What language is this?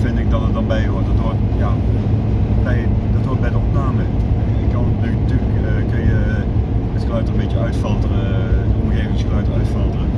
Dutch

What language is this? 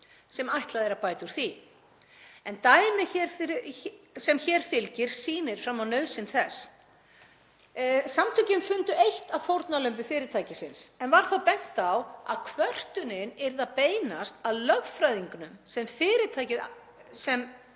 Icelandic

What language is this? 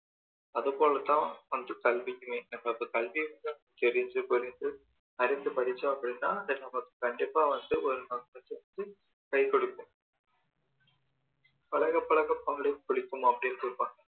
Tamil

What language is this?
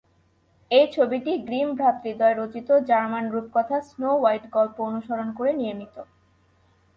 Bangla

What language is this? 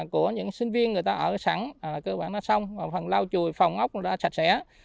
Vietnamese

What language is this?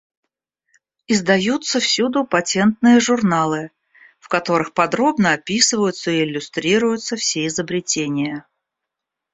Russian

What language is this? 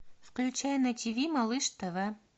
Russian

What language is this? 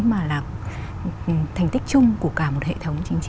Vietnamese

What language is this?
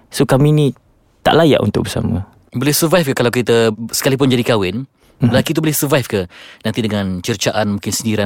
Malay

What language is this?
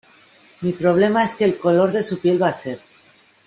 Spanish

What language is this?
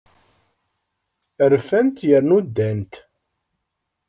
Kabyle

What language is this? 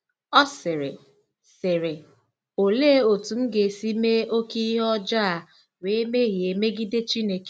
Igbo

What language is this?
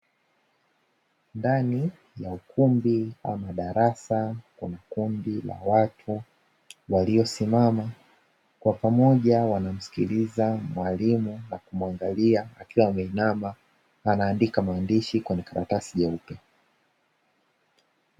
Swahili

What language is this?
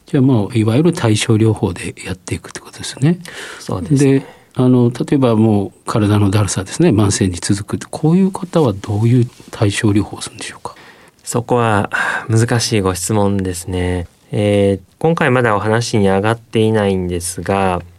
Japanese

